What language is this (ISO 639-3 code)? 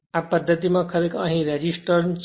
guj